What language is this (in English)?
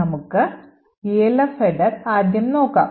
Malayalam